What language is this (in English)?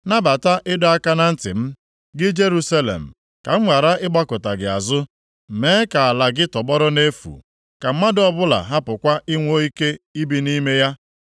Igbo